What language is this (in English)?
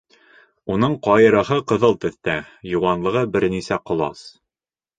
Bashkir